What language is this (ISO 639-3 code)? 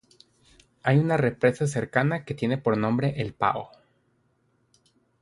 spa